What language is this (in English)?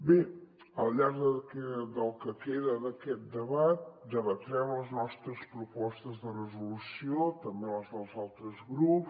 Catalan